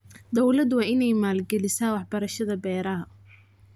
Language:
Somali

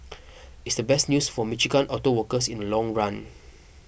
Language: English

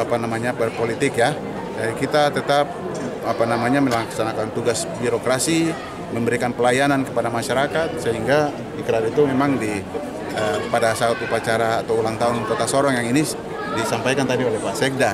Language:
Indonesian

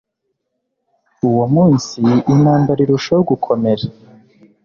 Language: Kinyarwanda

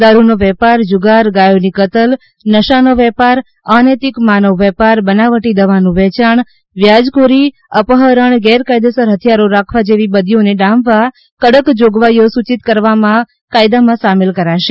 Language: Gujarati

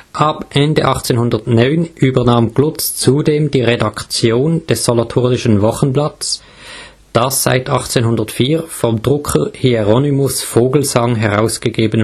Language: German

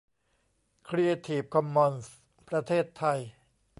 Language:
Thai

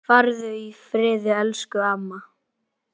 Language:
Icelandic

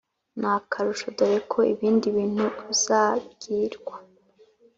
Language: Kinyarwanda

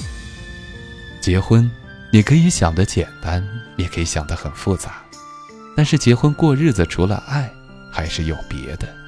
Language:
Chinese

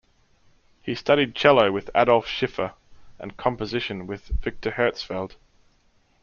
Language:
English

